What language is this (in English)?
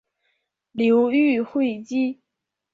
Chinese